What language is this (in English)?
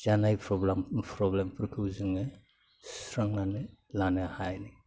Bodo